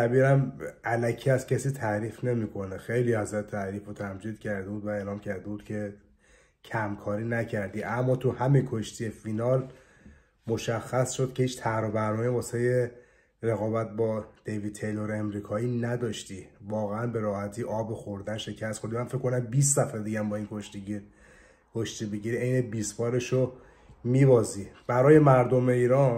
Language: Persian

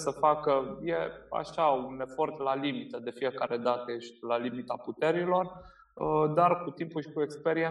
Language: Romanian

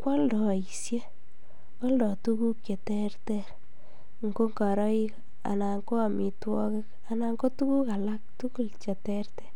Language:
Kalenjin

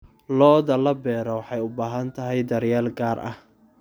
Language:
Somali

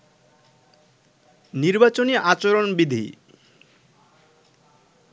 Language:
Bangla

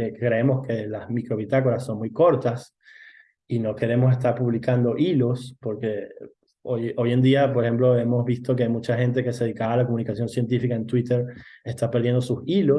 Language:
Spanish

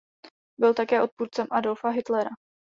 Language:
Czech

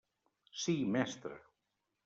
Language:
Catalan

